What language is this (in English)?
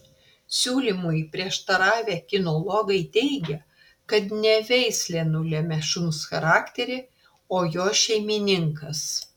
Lithuanian